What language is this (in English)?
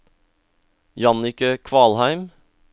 Norwegian